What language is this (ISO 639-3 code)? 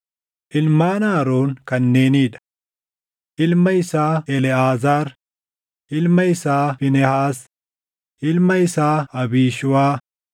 orm